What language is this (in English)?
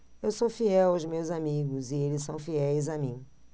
Portuguese